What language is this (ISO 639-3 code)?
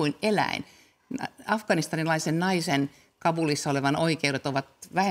fin